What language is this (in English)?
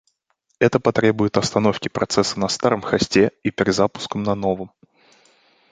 Russian